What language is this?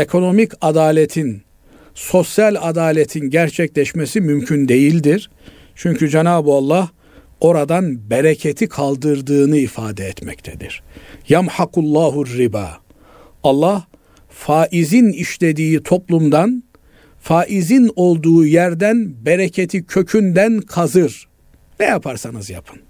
Turkish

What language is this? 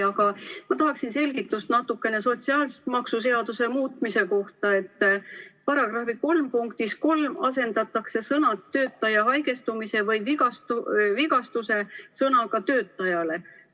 Estonian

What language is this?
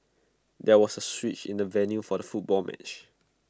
English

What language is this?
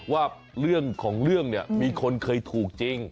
Thai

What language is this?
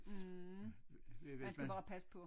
Danish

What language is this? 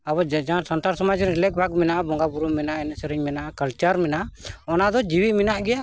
Santali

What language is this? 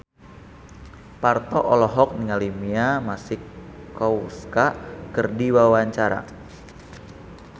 Sundanese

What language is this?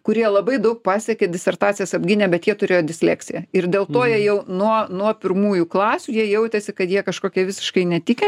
Lithuanian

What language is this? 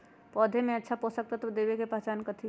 Magahi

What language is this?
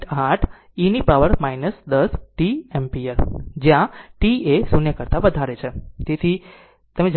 Gujarati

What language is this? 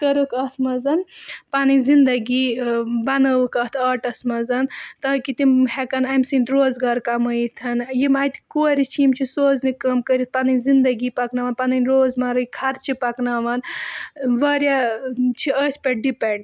Kashmiri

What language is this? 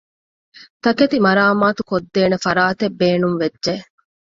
Divehi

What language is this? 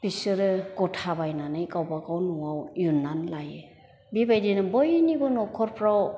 Bodo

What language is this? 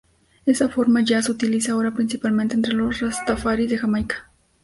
Spanish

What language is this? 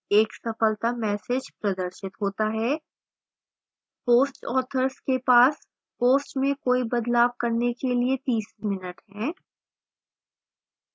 Hindi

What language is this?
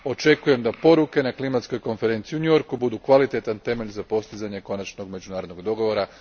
Croatian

